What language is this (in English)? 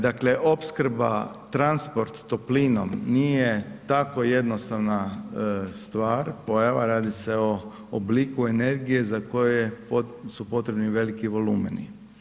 Croatian